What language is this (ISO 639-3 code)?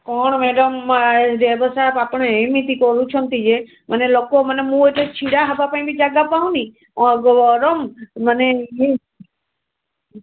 ori